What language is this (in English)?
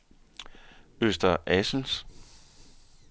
Danish